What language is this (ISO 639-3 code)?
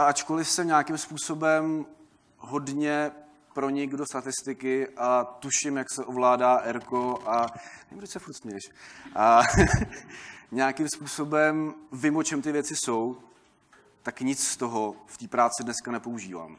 ces